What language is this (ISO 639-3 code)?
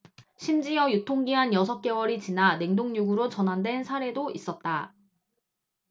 kor